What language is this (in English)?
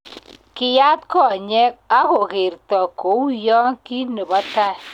Kalenjin